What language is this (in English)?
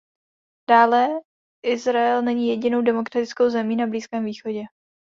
Czech